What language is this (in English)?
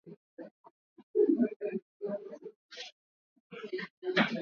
Swahili